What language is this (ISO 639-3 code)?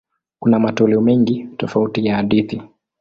swa